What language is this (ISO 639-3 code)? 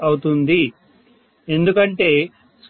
tel